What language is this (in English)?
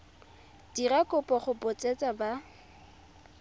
Tswana